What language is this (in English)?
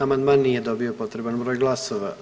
Croatian